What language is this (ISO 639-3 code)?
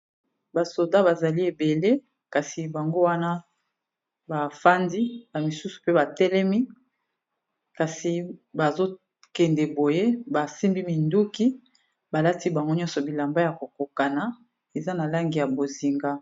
lin